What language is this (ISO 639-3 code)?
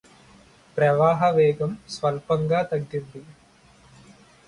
tel